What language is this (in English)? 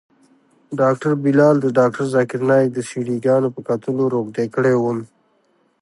Pashto